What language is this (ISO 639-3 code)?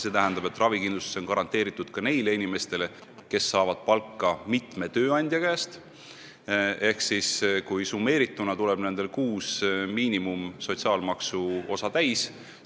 est